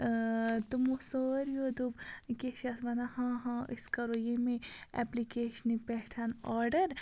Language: Kashmiri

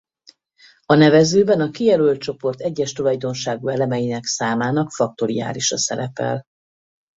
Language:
Hungarian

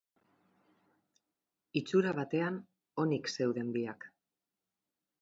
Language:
Basque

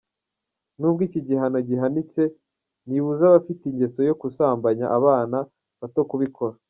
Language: Kinyarwanda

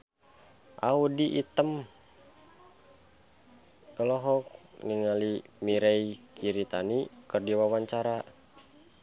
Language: Sundanese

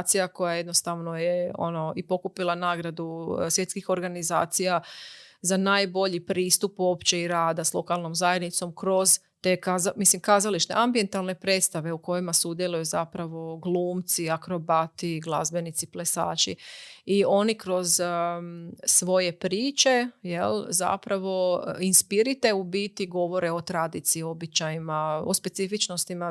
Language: Croatian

